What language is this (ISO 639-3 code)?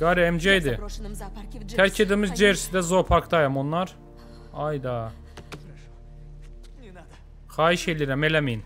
tur